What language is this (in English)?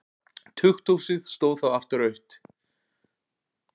Icelandic